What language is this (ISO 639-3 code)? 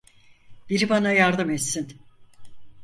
tur